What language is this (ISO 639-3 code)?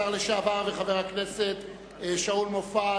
heb